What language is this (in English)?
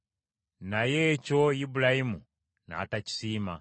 Ganda